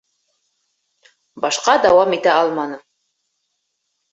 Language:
Bashkir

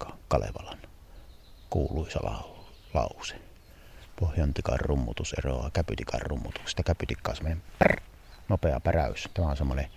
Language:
Finnish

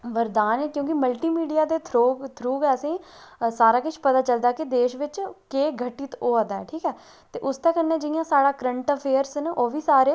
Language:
Dogri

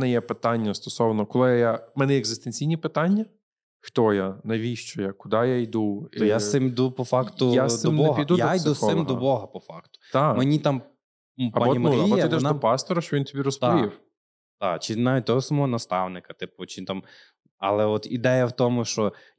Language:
Ukrainian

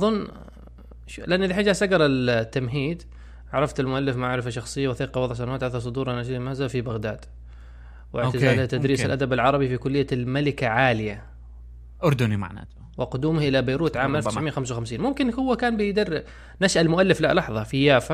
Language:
Arabic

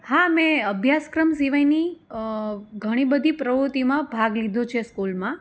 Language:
Gujarati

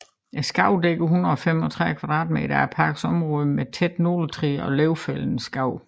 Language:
Danish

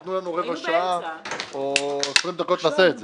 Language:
Hebrew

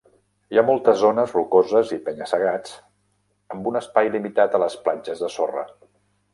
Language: Catalan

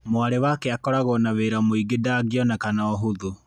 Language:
Kikuyu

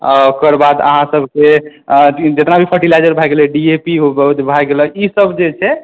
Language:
Maithili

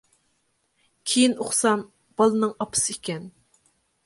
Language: Uyghur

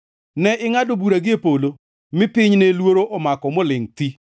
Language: Luo (Kenya and Tanzania)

